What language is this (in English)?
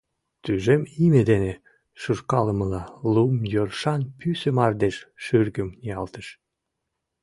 Mari